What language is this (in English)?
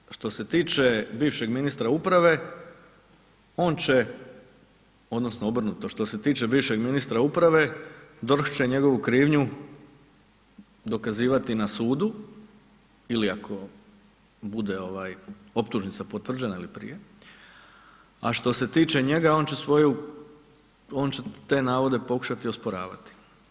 Croatian